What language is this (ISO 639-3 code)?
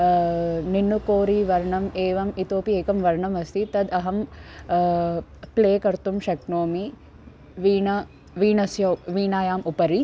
san